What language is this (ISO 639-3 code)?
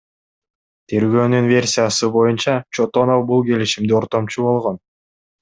kir